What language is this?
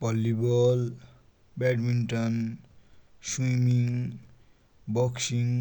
Dotyali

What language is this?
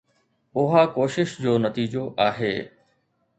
Sindhi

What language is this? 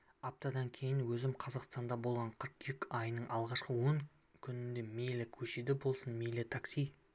Kazakh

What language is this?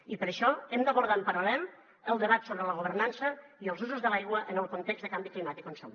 Catalan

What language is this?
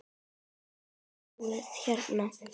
Icelandic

